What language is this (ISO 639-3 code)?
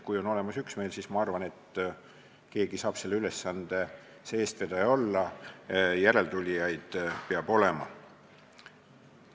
est